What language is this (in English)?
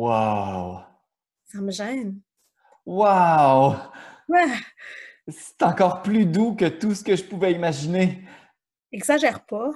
French